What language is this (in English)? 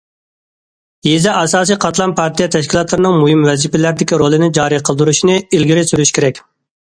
Uyghur